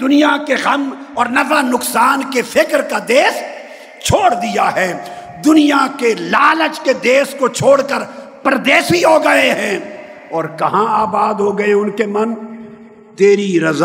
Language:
Urdu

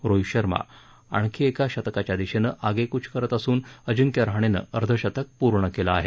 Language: Marathi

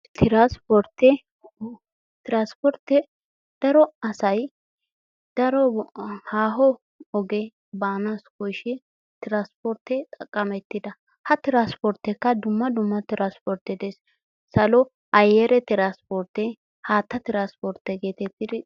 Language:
Wolaytta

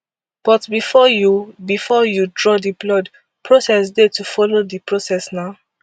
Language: Nigerian Pidgin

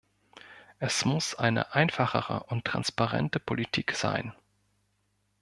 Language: German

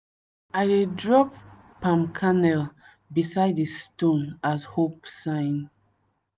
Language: Nigerian Pidgin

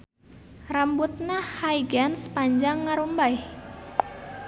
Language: Sundanese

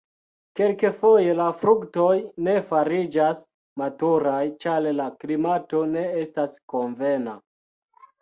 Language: Esperanto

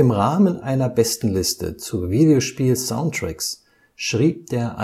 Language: German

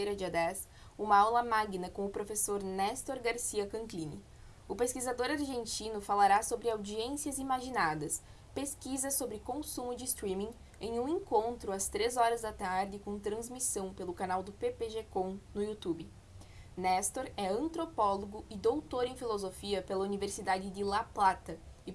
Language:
Portuguese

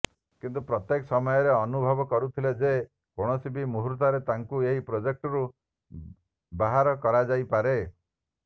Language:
Odia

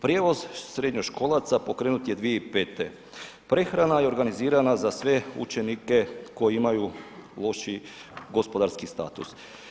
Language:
Croatian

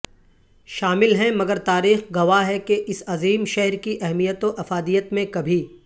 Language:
Urdu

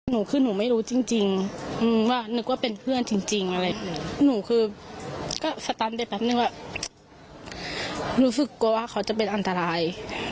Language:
Thai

